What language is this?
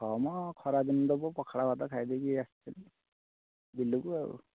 Odia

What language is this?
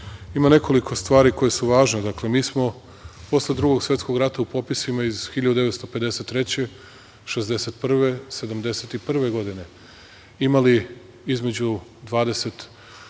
Serbian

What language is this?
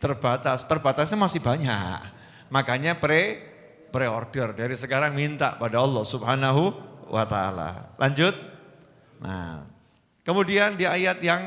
Indonesian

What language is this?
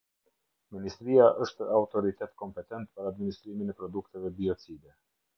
Albanian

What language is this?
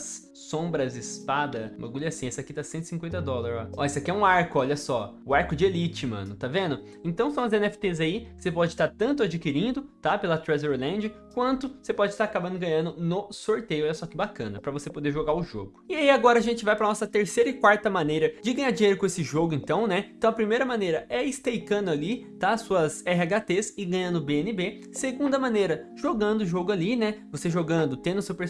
Portuguese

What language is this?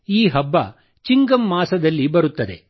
Kannada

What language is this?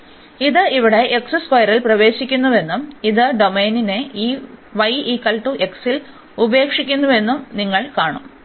Malayalam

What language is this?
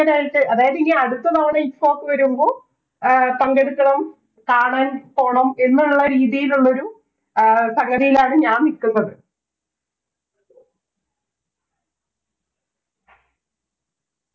Malayalam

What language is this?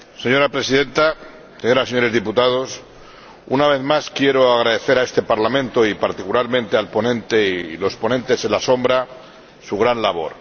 Spanish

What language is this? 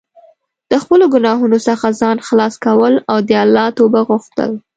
Pashto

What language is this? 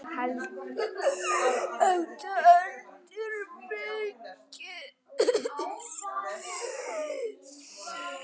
Icelandic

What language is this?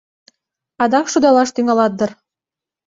Mari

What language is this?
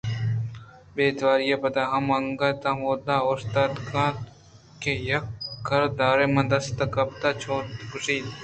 Eastern Balochi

